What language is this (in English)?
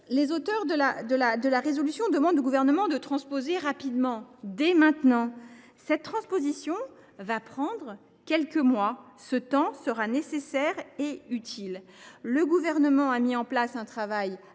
French